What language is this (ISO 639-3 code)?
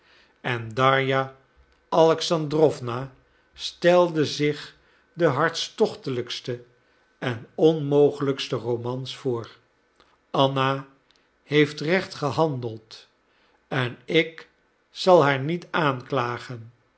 nld